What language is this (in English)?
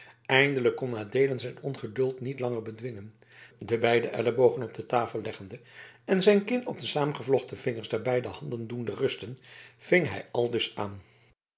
Dutch